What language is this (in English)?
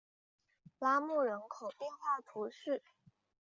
Chinese